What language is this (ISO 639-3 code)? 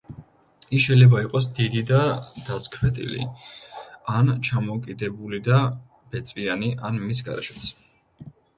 kat